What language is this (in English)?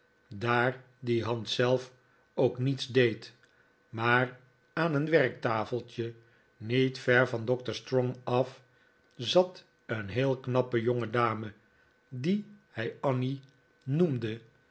Dutch